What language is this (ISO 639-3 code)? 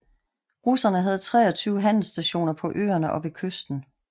dan